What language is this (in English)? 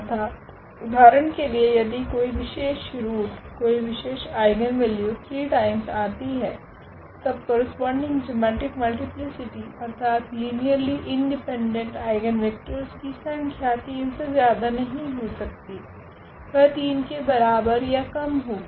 Hindi